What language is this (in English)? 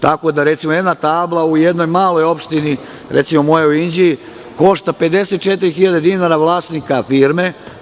Serbian